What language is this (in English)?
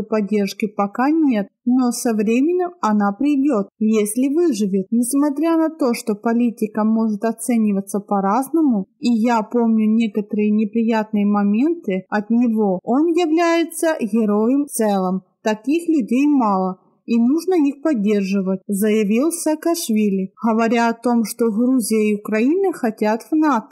Russian